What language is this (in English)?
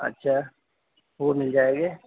Urdu